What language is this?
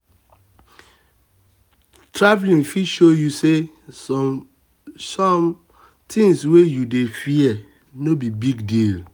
Nigerian Pidgin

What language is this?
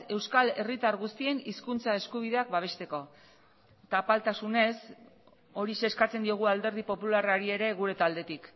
Basque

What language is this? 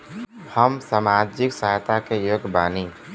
Bhojpuri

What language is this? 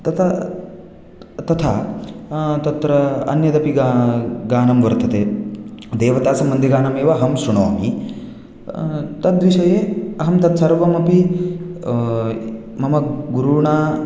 Sanskrit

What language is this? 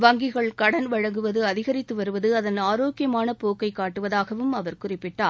Tamil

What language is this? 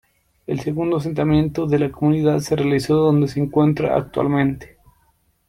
Spanish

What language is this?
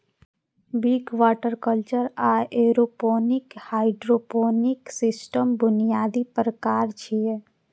Maithili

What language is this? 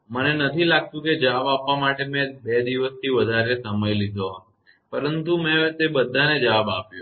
Gujarati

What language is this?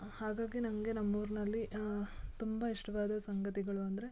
Kannada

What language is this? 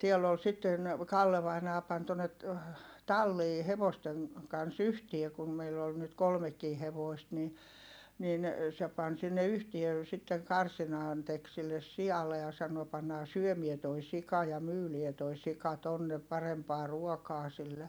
Finnish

